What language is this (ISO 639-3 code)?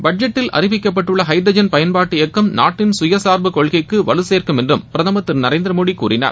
tam